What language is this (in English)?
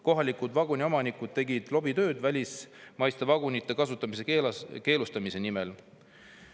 Estonian